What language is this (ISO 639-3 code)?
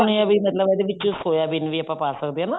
pan